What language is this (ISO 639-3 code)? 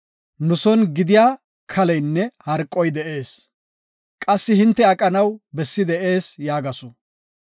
gof